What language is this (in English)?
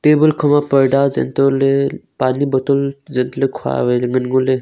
Wancho Naga